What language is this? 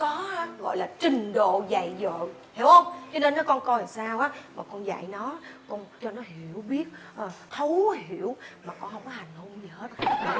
Vietnamese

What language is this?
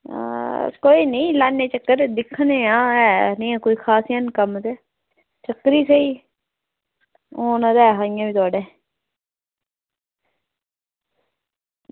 Dogri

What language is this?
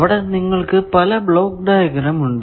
Malayalam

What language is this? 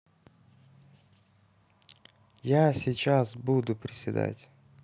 Russian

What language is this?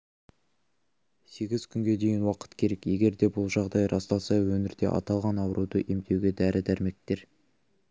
Kazakh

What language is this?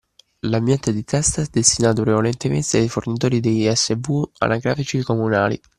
Italian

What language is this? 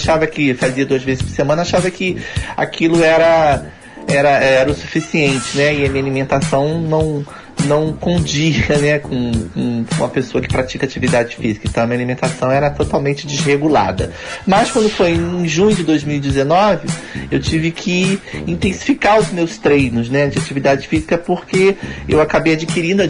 Portuguese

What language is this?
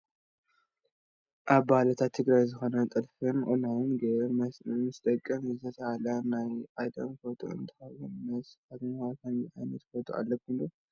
Tigrinya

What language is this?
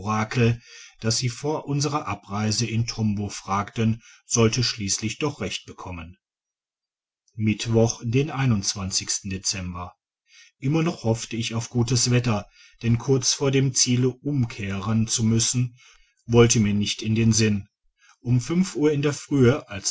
German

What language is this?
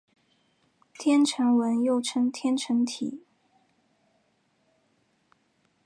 Chinese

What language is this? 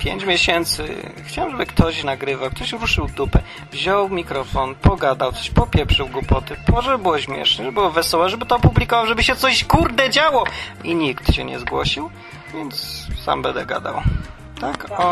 Polish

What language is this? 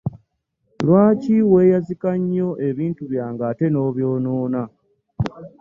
Ganda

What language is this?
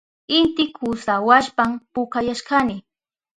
Southern Pastaza Quechua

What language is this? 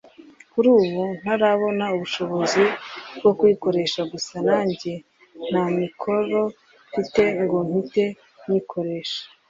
Kinyarwanda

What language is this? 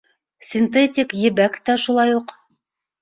Bashkir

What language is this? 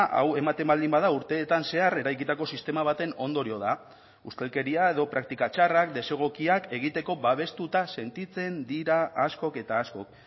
Basque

